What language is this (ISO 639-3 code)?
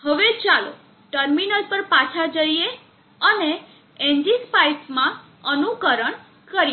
guj